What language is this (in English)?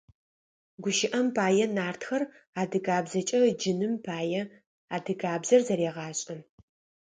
Adyghe